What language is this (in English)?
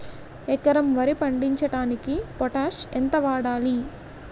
Telugu